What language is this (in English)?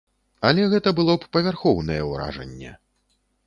Belarusian